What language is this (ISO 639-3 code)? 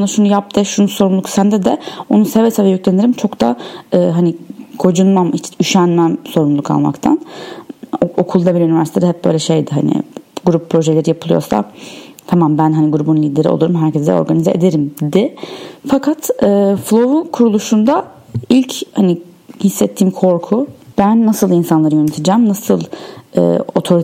tur